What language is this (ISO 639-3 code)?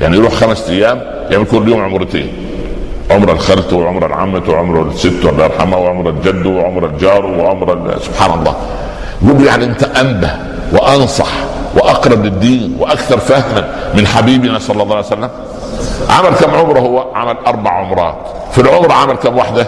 ara